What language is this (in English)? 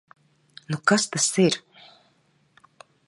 Latvian